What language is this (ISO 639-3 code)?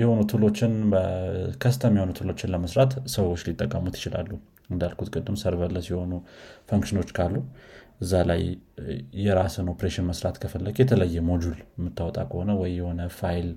amh